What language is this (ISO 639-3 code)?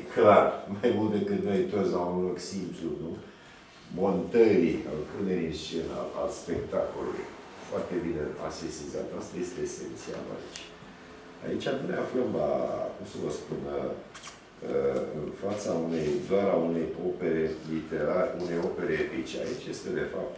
ron